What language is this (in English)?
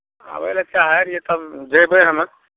Maithili